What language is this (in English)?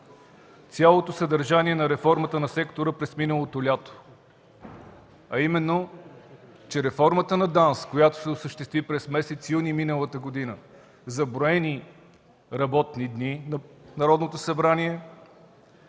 Bulgarian